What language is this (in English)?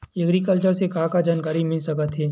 Chhattisgarhi